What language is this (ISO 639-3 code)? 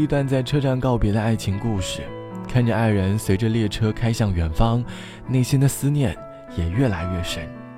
zho